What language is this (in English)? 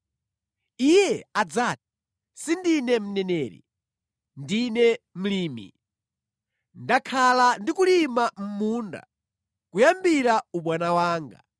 Nyanja